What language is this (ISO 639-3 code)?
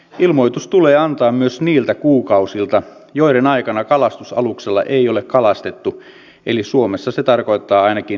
fin